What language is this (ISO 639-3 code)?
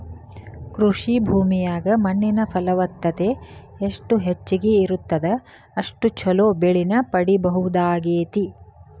kan